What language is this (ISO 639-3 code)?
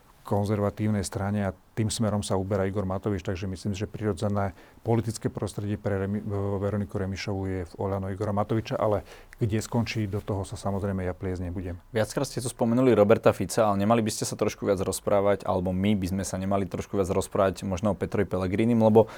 slk